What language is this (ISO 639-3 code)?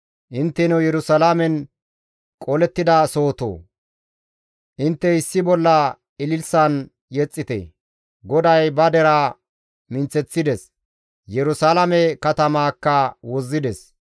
gmv